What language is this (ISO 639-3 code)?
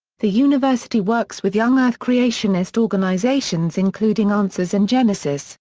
eng